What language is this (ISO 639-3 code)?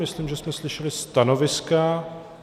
ces